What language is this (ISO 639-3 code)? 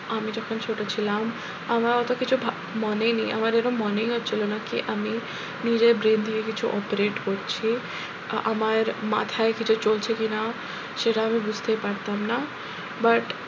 ben